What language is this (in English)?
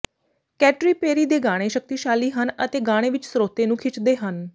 Punjabi